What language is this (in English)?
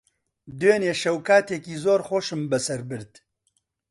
Central Kurdish